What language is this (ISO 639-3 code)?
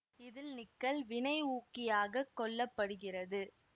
tam